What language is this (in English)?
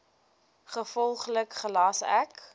Afrikaans